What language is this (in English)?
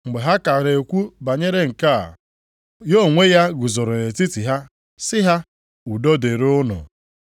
Igbo